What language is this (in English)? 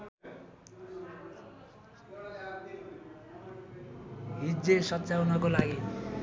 Nepali